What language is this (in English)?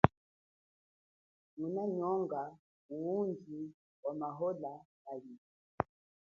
Chokwe